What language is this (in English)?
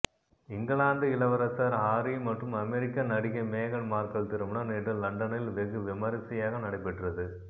Tamil